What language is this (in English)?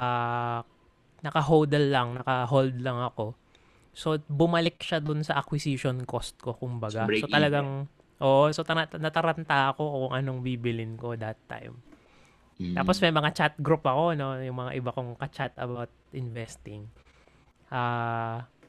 Filipino